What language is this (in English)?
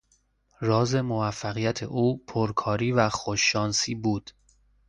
Persian